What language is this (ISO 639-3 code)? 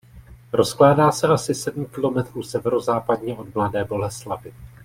ces